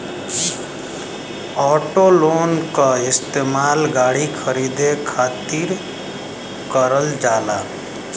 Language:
Bhojpuri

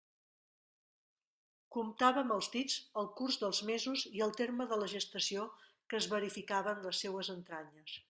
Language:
Catalan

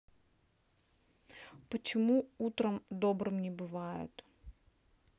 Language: Russian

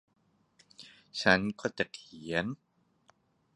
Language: Thai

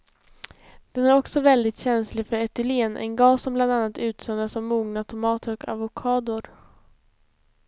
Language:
Swedish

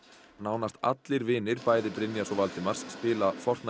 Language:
Icelandic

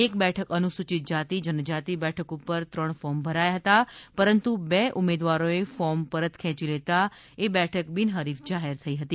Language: Gujarati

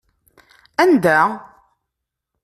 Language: Kabyle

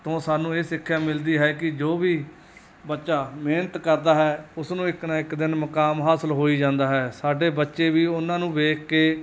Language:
Punjabi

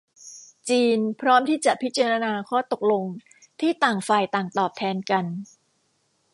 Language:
Thai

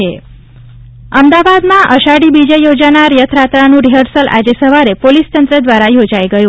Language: Gujarati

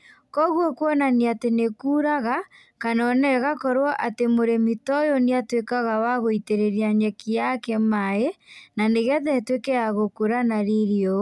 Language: Kikuyu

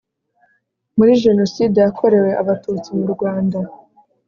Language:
Kinyarwanda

